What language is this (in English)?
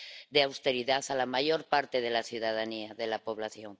Spanish